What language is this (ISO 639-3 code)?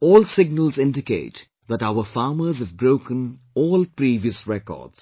eng